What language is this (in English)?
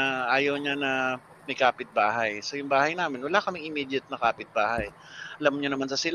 Filipino